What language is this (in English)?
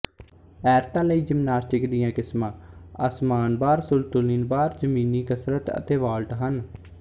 Punjabi